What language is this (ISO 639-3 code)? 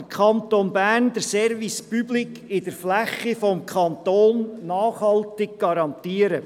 gsw